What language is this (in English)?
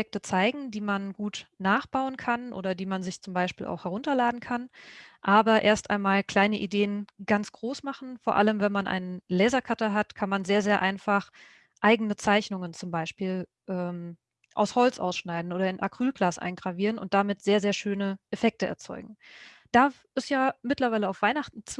German